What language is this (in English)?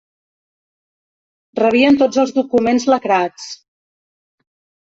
Catalan